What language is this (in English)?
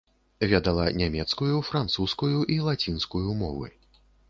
Belarusian